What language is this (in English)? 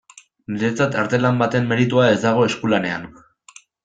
Basque